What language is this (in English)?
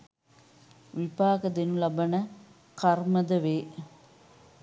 Sinhala